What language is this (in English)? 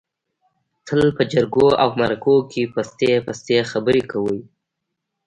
Pashto